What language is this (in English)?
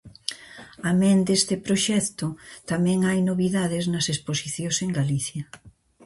Galician